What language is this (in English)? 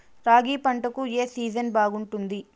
Telugu